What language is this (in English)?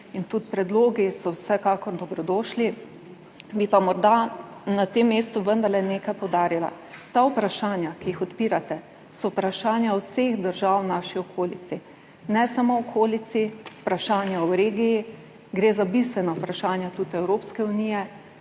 Slovenian